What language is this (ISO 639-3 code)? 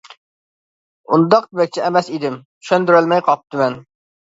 uig